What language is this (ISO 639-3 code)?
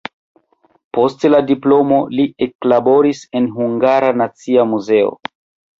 epo